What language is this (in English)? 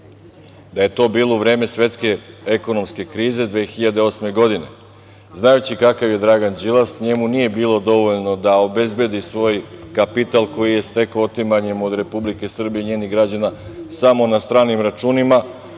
Serbian